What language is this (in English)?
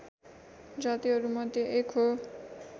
Nepali